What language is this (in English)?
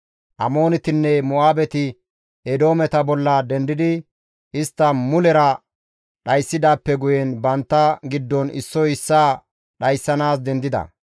Gamo